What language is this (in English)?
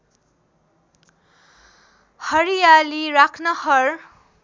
Nepali